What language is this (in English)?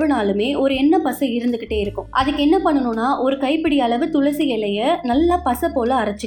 Tamil